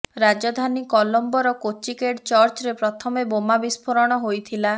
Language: Odia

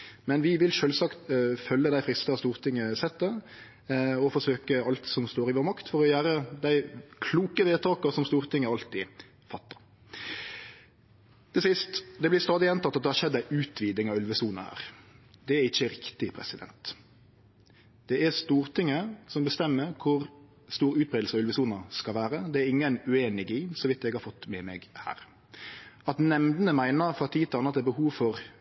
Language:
Norwegian Nynorsk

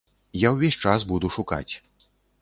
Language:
Belarusian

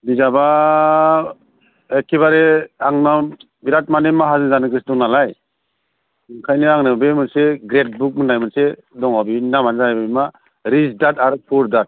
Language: Bodo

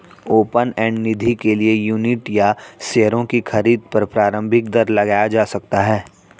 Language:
Hindi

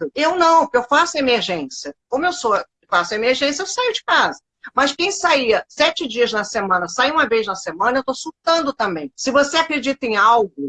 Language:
Portuguese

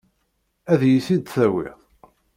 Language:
Kabyle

